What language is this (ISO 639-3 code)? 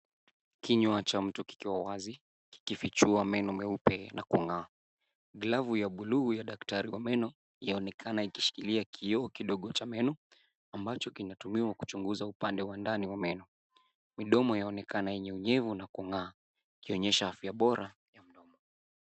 swa